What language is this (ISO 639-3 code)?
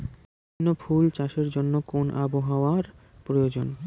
ben